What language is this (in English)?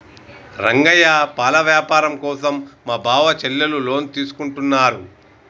Telugu